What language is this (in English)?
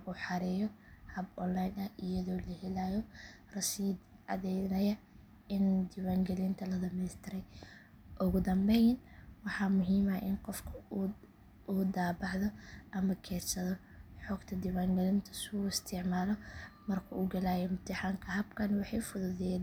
Somali